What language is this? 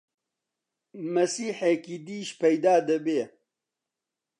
Central Kurdish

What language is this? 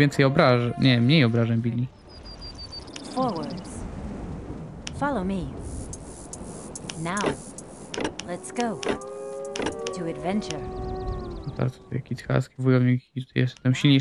Polish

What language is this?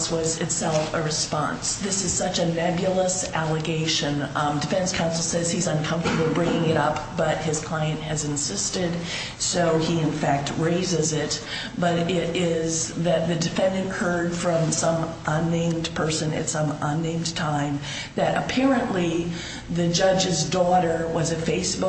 English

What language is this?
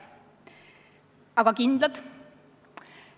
Estonian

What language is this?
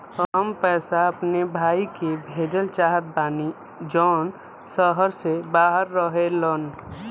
Bhojpuri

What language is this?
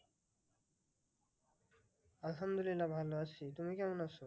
Bangla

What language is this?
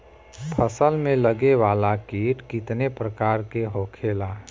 Bhojpuri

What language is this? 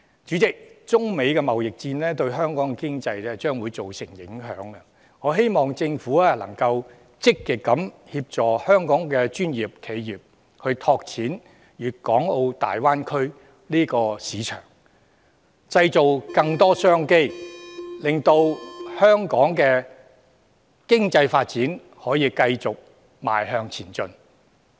Cantonese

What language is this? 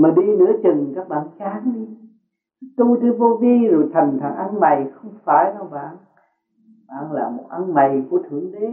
Vietnamese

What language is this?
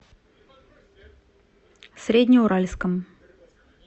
Russian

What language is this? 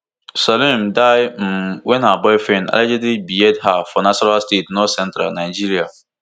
Nigerian Pidgin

